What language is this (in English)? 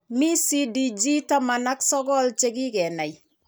Kalenjin